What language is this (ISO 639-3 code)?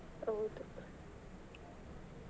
kan